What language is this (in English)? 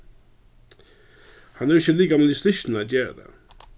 Faroese